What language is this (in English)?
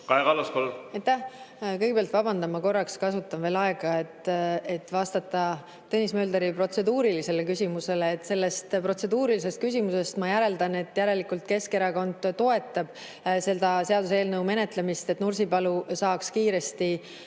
Estonian